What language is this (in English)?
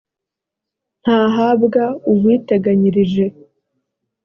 Kinyarwanda